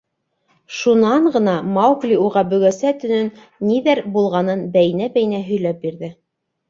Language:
Bashkir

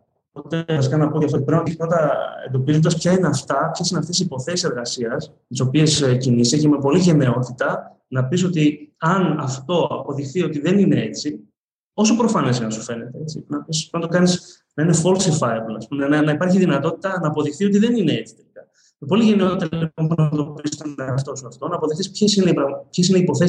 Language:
Greek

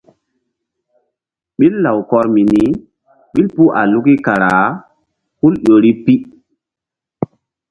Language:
Mbum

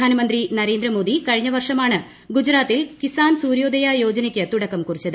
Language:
Malayalam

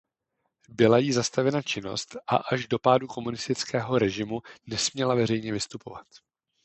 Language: Czech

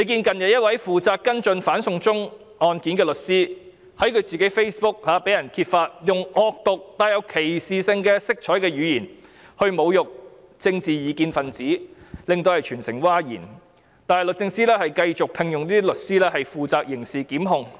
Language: Cantonese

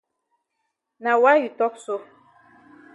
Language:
Cameroon Pidgin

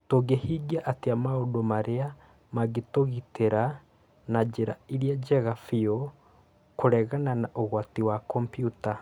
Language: Kikuyu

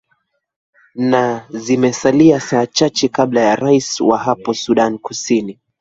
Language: Swahili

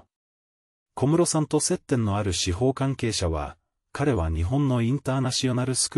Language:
Japanese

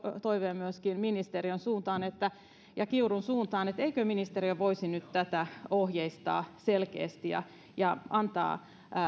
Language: Finnish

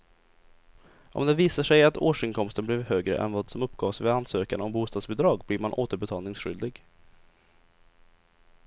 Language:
Swedish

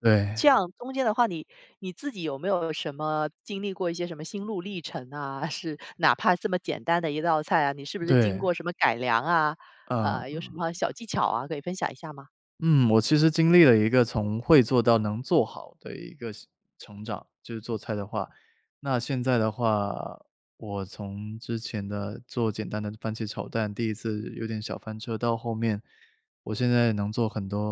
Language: Chinese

